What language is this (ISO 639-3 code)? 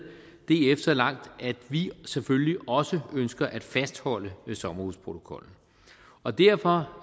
dan